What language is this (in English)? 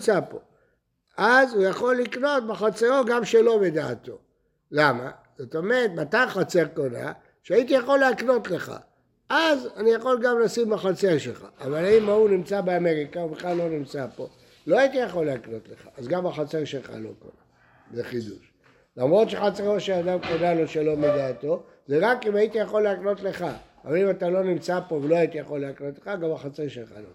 Hebrew